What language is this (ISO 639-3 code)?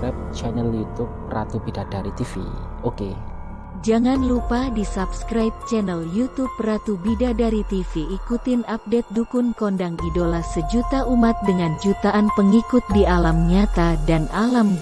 ind